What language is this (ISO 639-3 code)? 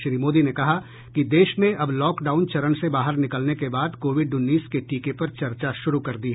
hin